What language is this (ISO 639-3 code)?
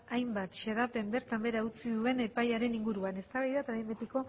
eus